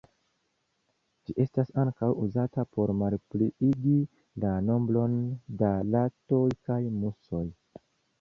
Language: Esperanto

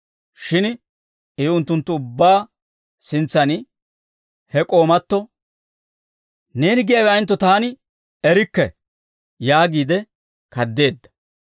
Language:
Dawro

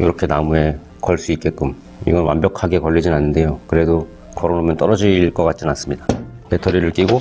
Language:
Korean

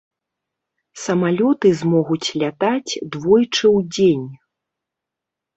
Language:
Belarusian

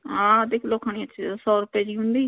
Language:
Sindhi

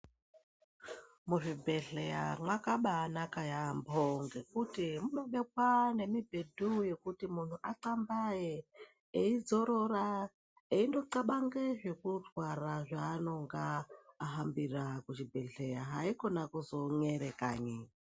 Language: Ndau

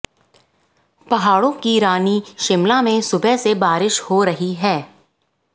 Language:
Hindi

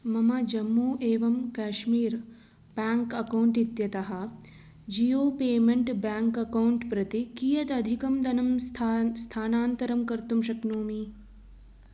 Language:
Sanskrit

